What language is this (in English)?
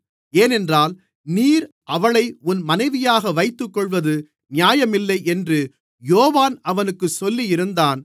Tamil